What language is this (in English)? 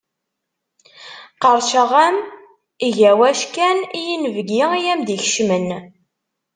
Kabyle